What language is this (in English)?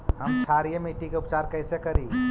Magahi